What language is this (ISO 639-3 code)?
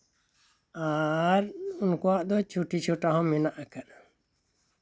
sat